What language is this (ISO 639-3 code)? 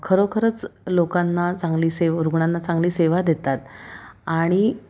mar